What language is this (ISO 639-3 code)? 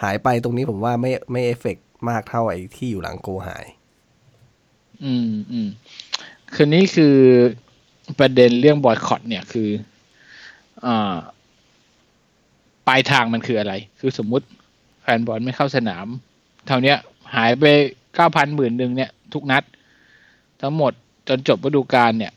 tha